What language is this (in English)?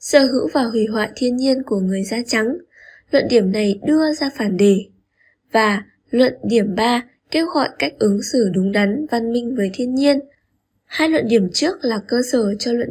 Vietnamese